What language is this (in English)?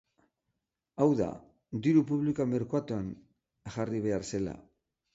Basque